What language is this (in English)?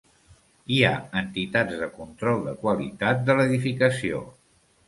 Catalan